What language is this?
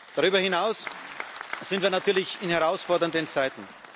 German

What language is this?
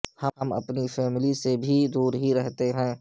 Urdu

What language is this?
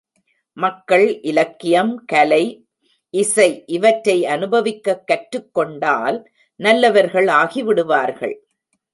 Tamil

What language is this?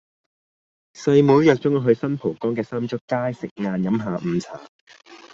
Cantonese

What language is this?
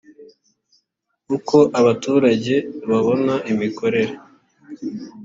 Kinyarwanda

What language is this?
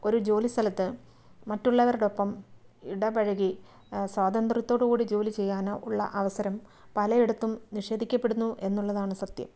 Malayalam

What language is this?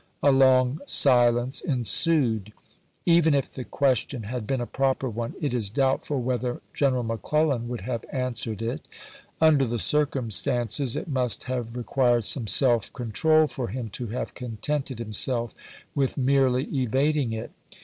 English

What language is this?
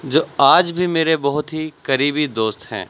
Urdu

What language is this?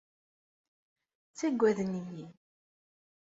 Kabyle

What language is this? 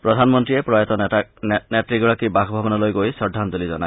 Assamese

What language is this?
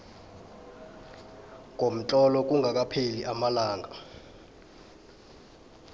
South Ndebele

